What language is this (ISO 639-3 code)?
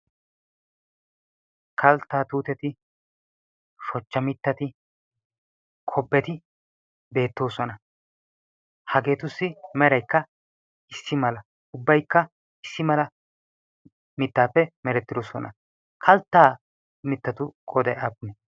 wal